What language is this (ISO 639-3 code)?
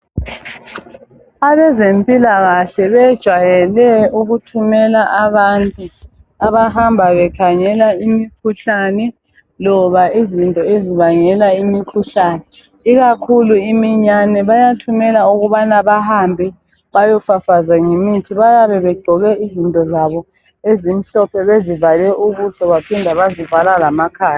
nde